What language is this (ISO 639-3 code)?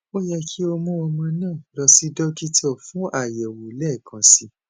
yor